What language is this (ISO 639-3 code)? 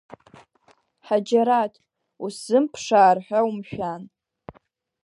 abk